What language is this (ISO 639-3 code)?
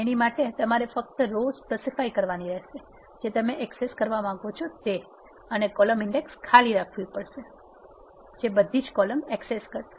guj